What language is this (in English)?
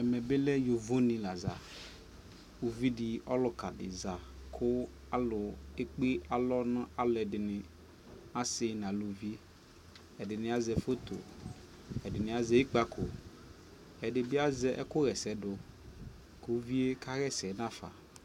Ikposo